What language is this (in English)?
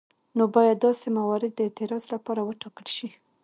Pashto